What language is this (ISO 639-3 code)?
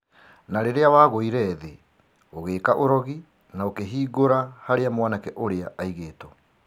kik